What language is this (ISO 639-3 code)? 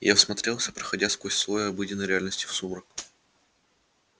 rus